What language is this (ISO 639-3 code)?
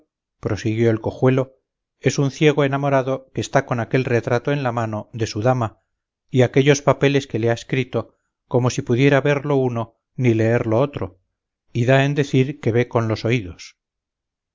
spa